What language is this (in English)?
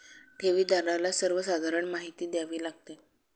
Marathi